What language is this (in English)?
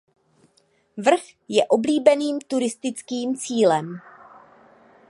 Czech